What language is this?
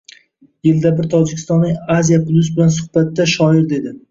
Uzbek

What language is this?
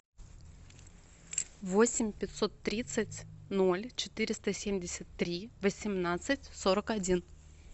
Russian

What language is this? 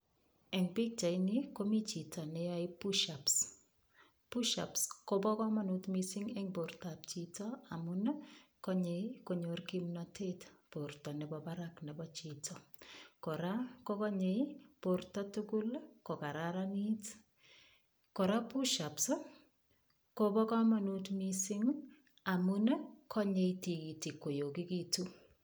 Kalenjin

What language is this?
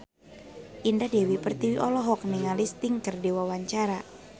Sundanese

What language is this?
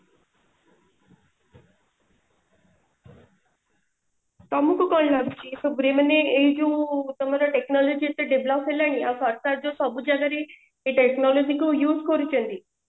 Odia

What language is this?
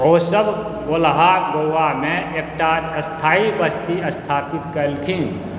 Maithili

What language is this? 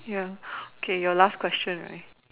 English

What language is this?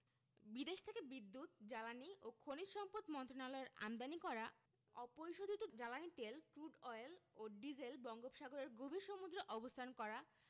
Bangla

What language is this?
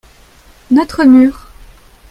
French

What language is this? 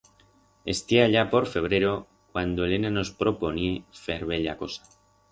Aragonese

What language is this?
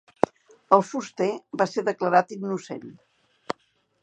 Catalan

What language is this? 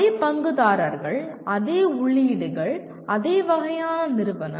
Tamil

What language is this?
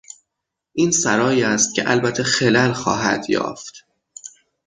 Persian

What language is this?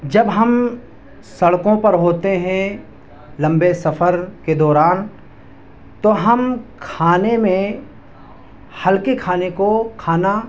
Urdu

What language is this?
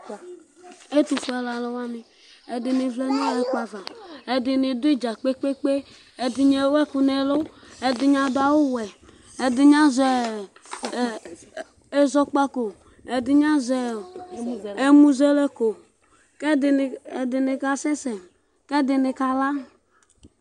Ikposo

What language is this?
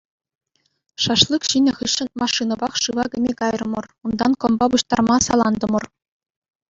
Chuvash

